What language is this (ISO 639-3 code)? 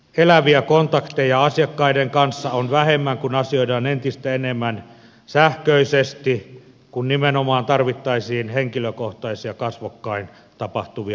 fin